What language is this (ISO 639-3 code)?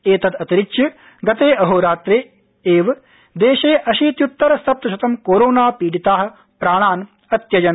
san